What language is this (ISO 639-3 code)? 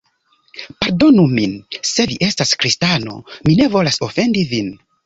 epo